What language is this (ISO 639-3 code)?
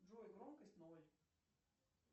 rus